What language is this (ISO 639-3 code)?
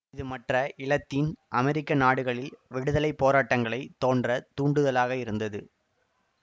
tam